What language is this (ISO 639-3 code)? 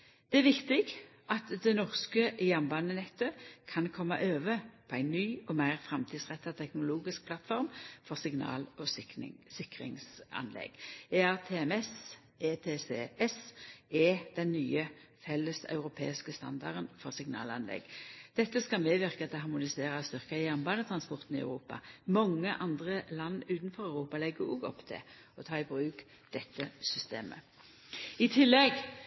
nno